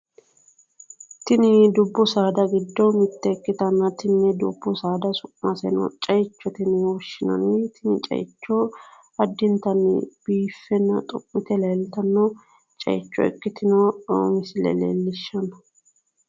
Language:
Sidamo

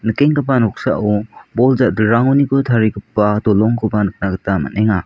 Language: Garo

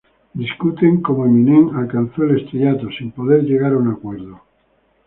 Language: Spanish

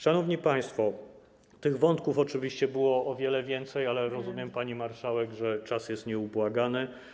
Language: Polish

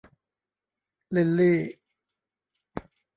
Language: Thai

